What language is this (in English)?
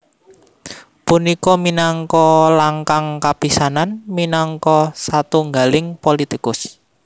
Javanese